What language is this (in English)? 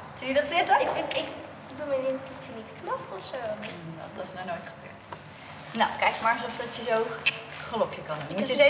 Dutch